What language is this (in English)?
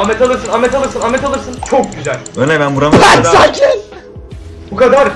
Turkish